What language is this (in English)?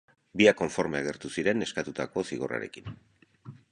Basque